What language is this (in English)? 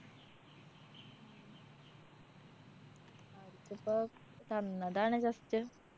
Malayalam